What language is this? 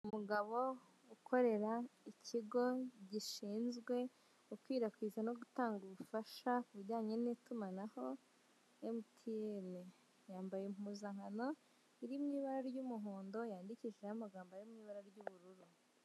Kinyarwanda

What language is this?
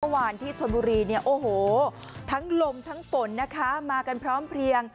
Thai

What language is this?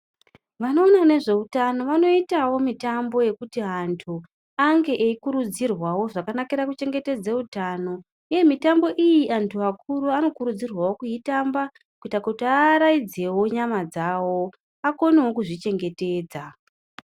Ndau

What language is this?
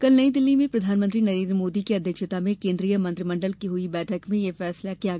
Hindi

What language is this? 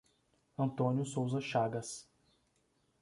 Portuguese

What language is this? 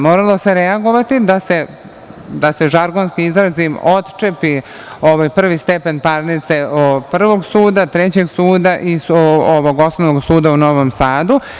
Serbian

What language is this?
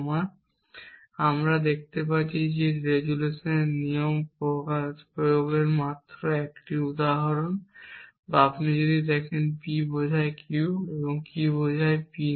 Bangla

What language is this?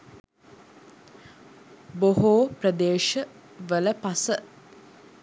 Sinhala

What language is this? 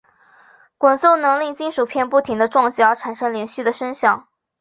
Chinese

